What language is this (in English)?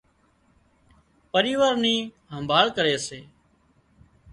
Wadiyara Koli